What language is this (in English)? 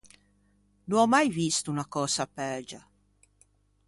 Ligurian